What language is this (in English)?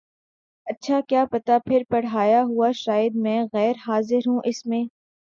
Urdu